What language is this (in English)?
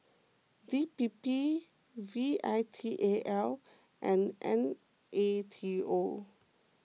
English